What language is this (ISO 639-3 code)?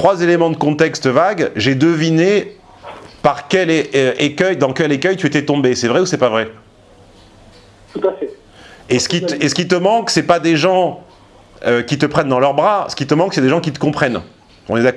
fra